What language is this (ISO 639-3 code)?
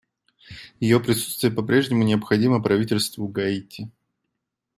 rus